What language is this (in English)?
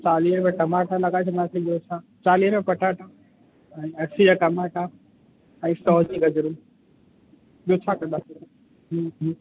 Sindhi